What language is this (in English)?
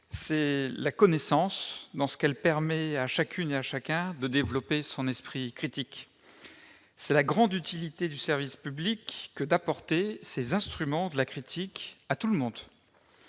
French